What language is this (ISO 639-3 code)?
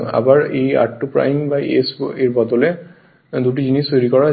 ben